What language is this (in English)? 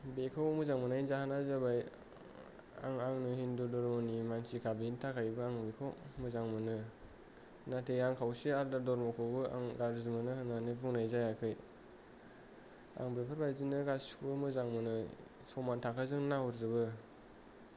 Bodo